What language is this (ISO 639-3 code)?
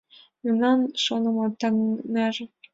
chm